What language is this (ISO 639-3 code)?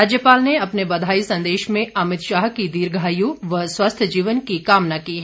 hin